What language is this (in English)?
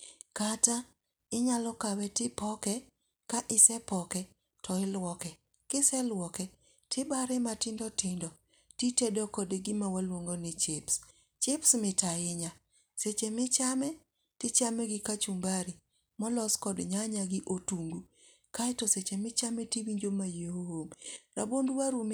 Luo (Kenya and Tanzania)